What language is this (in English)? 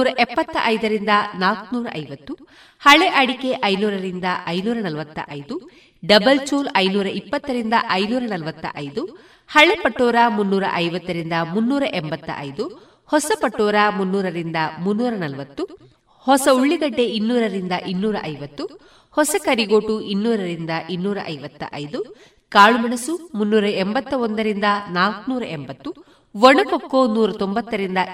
Kannada